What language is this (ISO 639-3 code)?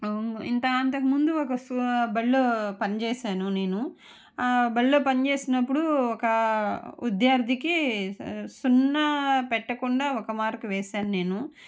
tel